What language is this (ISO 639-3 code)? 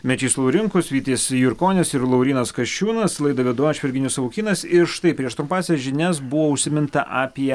lit